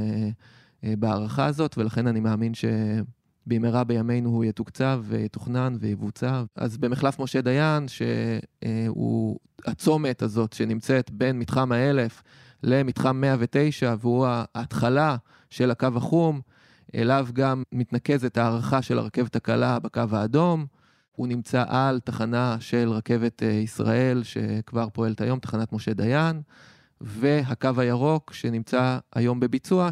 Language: Hebrew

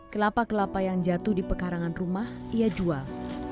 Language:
Indonesian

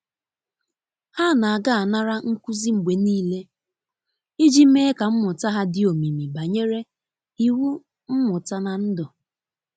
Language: Igbo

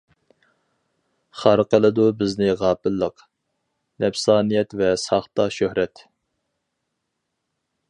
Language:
Uyghur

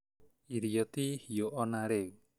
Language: Kikuyu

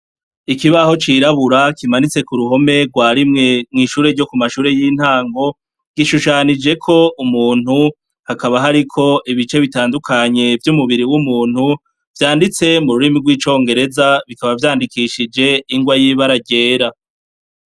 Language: Rundi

